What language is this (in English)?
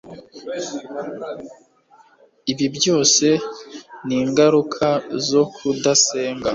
Kinyarwanda